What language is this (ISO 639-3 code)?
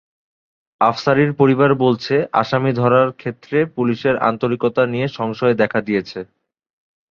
ben